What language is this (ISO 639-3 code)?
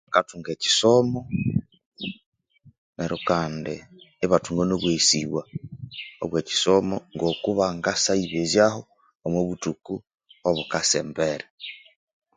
koo